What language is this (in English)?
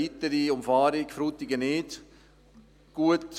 Swiss German